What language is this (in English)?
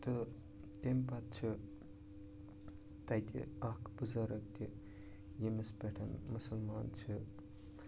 Kashmiri